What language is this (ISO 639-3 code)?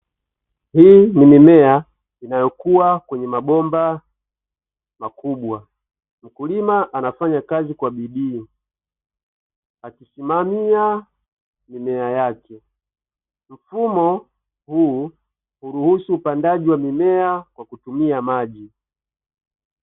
swa